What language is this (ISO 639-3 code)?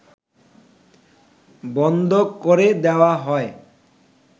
ben